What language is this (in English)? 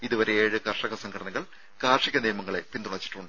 Malayalam